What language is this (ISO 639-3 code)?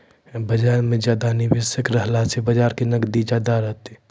mai